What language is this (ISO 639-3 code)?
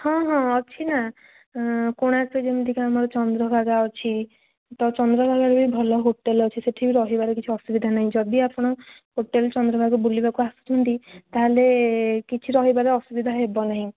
ori